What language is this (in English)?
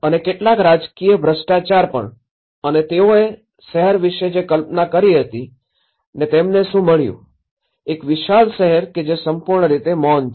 Gujarati